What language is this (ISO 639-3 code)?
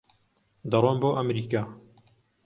ckb